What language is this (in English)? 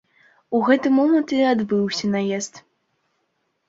Belarusian